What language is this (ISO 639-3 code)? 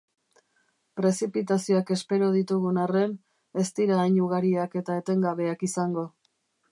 eus